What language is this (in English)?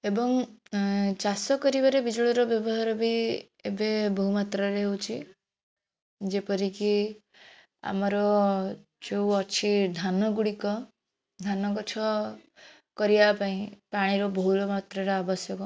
Odia